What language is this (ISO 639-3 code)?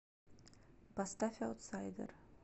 rus